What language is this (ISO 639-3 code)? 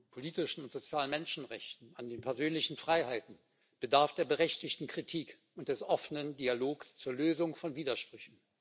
deu